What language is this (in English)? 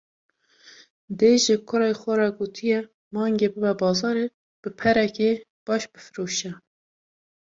Kurdish